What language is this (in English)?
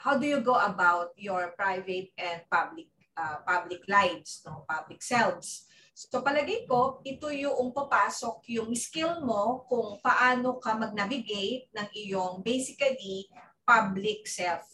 Filipino